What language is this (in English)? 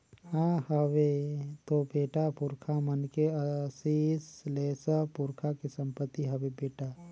Chhattisgarhi